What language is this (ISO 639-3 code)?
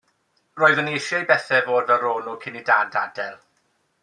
cym